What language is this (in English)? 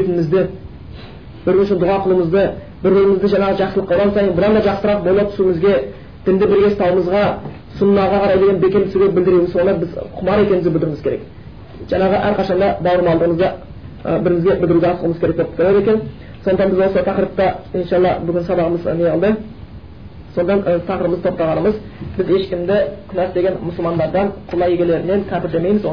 Bulgarian